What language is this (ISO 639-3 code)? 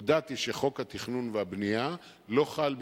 heb